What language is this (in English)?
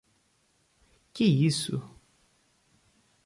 Portuguese